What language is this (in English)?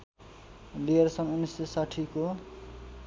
Nepali